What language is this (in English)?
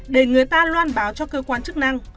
Vietnamese